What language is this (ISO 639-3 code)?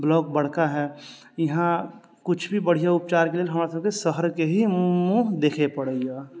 mai